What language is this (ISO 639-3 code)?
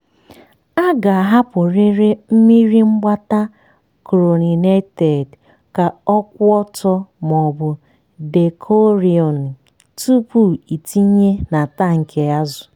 ibo